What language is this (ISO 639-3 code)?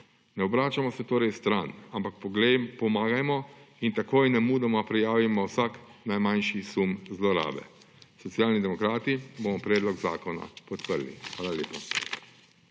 slv